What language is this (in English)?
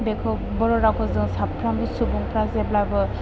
Bodo